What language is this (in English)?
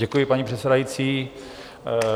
Czech